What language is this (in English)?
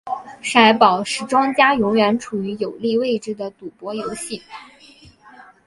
Chinese